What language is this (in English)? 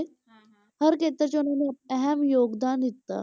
Punjabi